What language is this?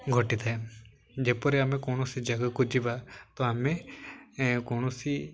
Odia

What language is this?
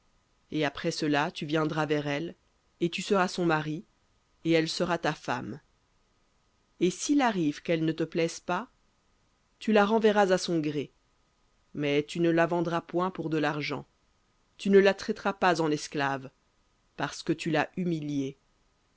French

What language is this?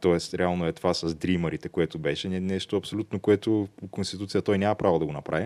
Bulgarian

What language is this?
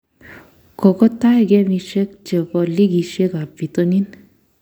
Kalenjin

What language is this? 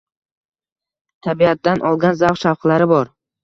Uzbek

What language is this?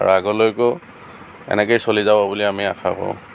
Assamese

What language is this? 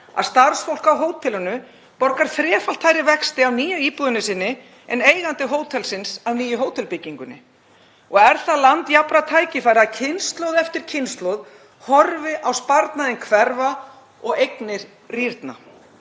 Icelandic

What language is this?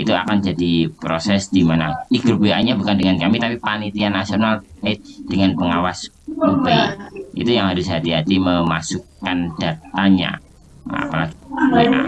Indonesian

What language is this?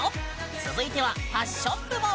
Japanese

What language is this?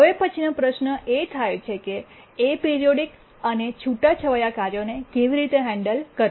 Gujarati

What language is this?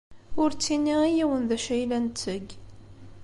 Kabyle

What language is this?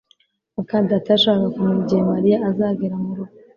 Kinyarwanda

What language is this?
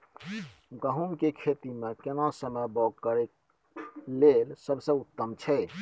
Maithili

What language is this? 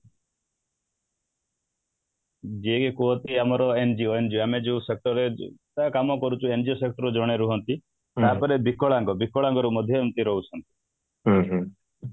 Odia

